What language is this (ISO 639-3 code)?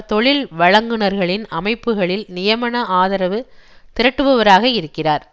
tam